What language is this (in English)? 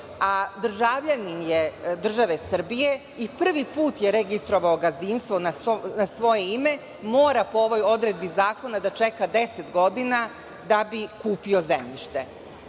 Serbian